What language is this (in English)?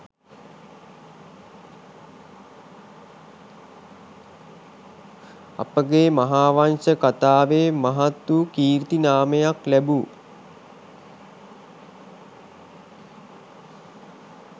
Sinhala